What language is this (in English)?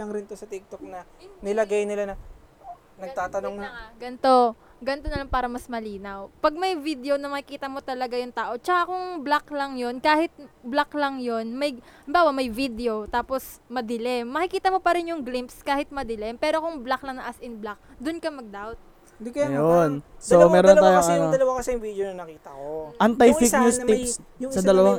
Filipino